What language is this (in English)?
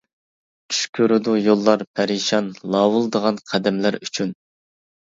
Uyghur